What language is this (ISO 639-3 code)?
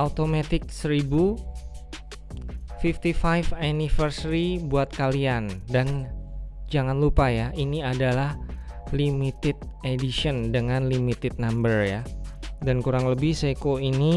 ind